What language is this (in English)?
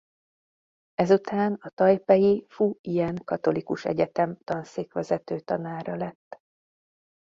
Hungarian